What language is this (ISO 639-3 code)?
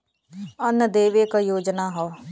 bho